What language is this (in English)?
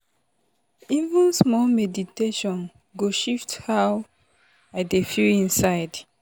Nigerian Pidgin